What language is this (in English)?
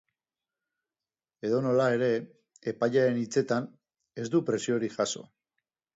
Basque